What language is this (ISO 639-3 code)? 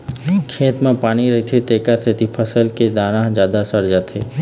hne